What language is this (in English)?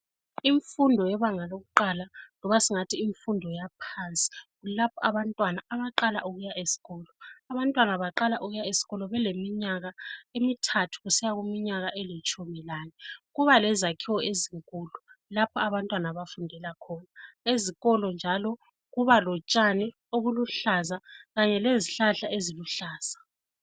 North Ndebele